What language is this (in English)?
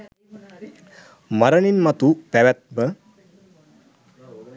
Sinhala